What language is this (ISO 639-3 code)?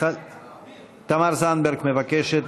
heb